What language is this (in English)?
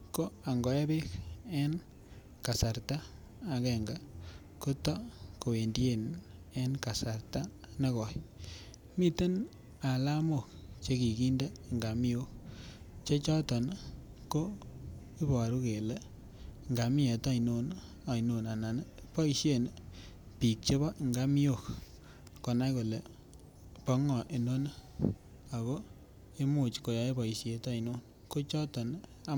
Kalenjin